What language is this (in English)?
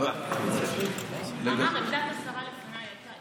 Hebrew